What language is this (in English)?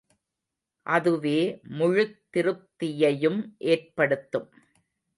Tamil